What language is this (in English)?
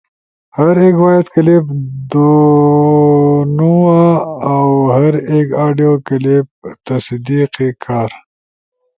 Ushojo